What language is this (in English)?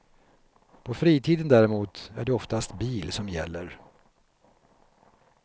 Swedish